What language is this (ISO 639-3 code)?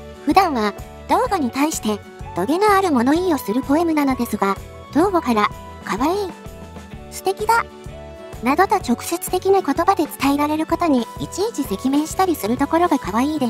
jpn